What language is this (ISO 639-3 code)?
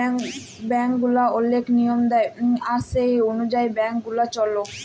ben